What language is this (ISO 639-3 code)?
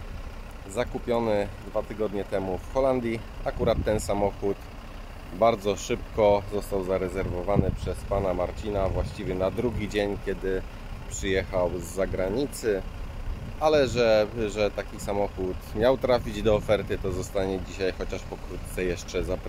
pol